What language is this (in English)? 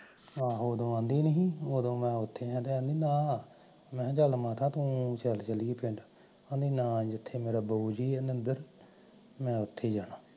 Punjabi